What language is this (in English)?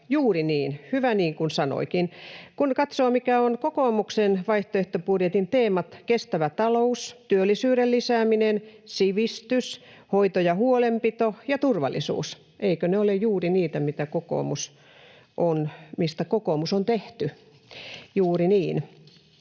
Finnish